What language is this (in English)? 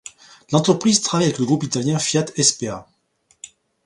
French